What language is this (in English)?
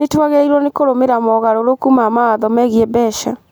Kikuyu